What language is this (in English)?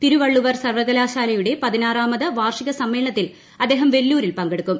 Malayalam